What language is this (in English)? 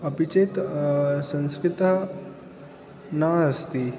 Sanskrit